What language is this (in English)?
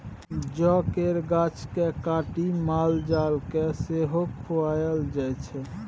Maithili